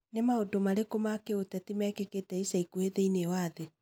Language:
Kikuyu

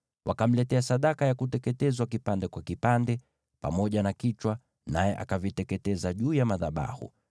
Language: Swahili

